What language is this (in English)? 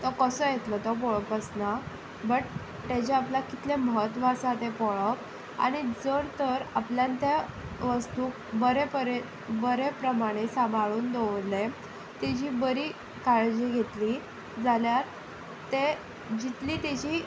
Konkani